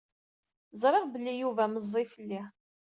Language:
Kabyle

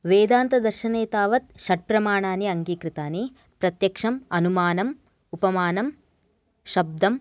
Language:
Sanskrit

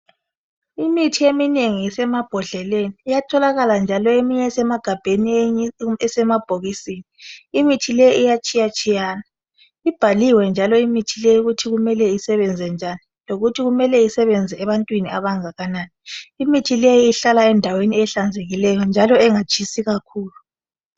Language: North Ndebele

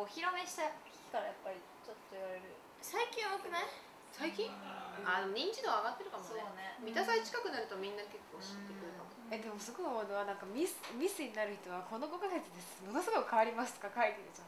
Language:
Japanese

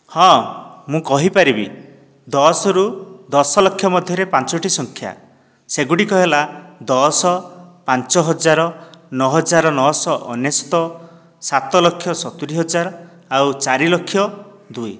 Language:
Odia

